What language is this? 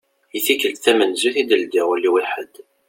Kabyle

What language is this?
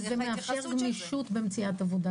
Hebrew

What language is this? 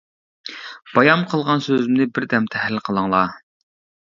Uyghur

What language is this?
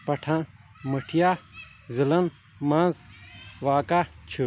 Kashmiri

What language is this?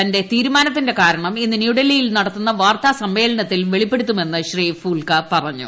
Malayalam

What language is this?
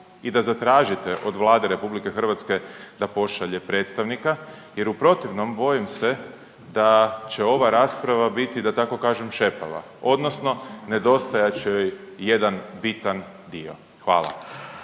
Croatian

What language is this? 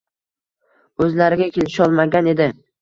Uzbek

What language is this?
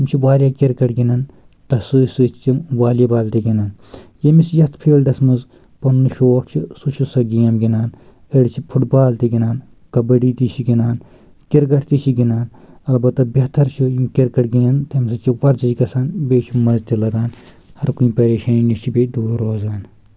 Kashmiri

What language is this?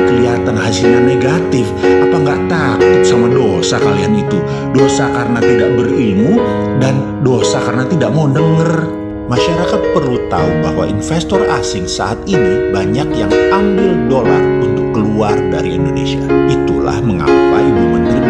Indonesian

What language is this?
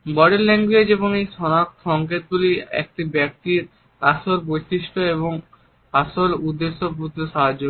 Bangla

